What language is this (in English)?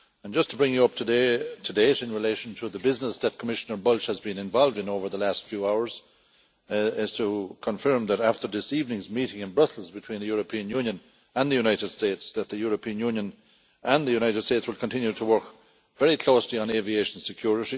English